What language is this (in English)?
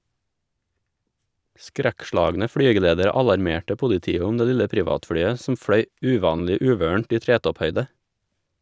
Norwegian